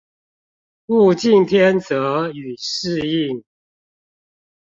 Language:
Chinese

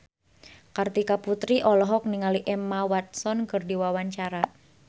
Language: Sundanese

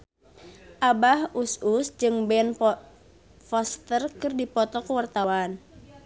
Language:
Sundanese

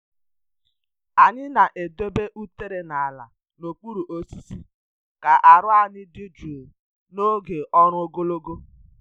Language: Igbo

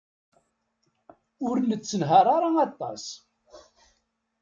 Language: Kabyle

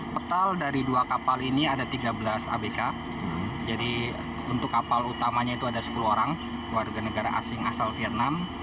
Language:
Indonesian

